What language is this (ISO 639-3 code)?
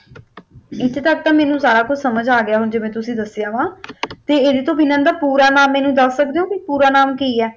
pan